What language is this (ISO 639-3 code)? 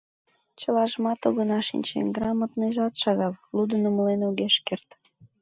chm